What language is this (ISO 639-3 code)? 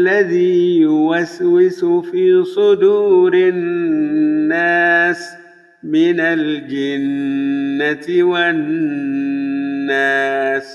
ara